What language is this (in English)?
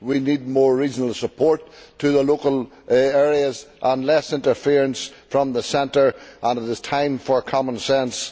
English